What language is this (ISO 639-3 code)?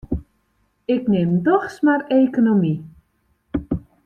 fry